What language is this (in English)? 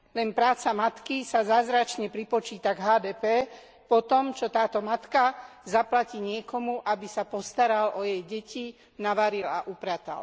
Slovak